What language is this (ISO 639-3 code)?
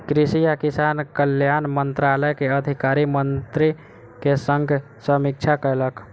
mai